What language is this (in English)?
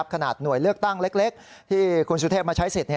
Thai